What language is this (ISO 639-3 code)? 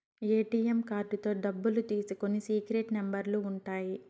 tel